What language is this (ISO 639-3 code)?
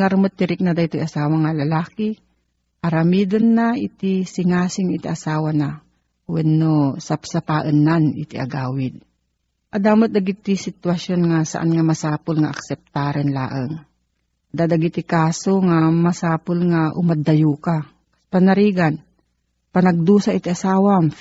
fil